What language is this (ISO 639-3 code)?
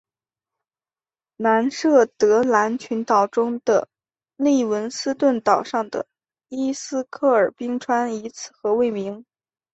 zho